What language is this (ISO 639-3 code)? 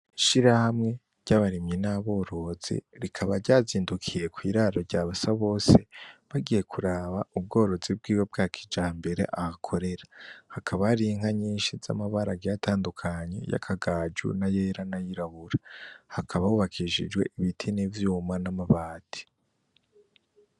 run